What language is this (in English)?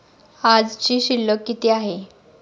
Marathi